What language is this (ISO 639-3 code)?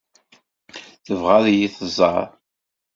kab